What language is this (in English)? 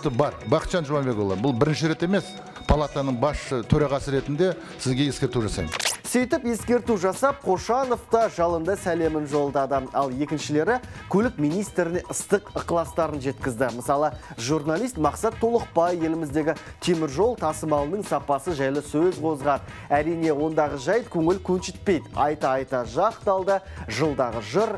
Turkish